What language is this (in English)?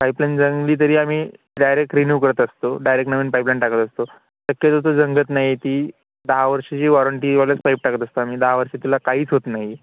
Marathi